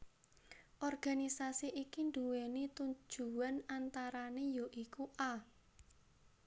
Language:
Javanese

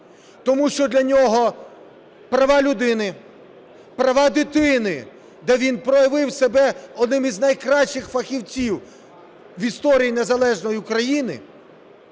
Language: Ukrainian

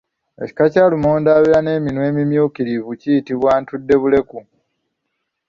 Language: Ganda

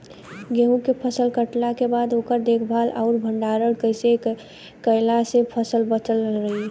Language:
Bhojpuri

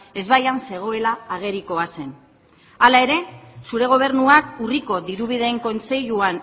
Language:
Basque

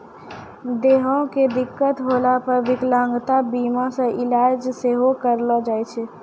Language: Maithili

